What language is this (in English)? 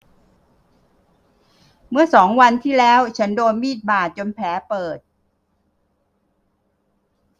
Thai